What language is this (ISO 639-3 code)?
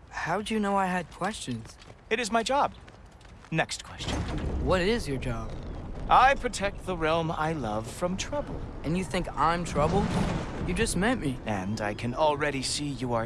eng